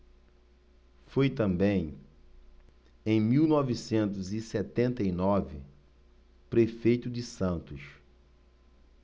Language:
Portuguese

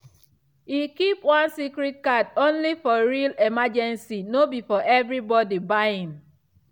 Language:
Nigerian Pidgin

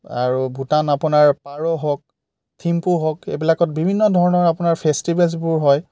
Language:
Assamese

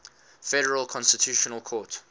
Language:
English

